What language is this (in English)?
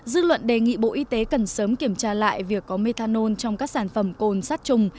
Vietnamese